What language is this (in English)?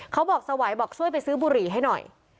Thai